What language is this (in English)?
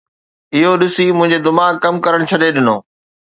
Sindhi